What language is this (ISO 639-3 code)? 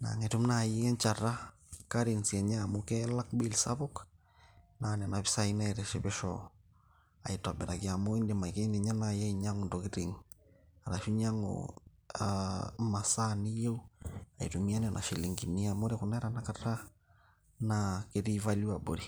mas